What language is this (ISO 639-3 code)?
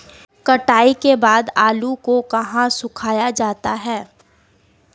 hin